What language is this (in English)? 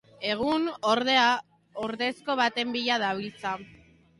Basque